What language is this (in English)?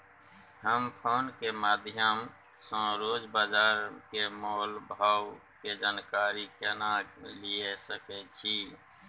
Maithili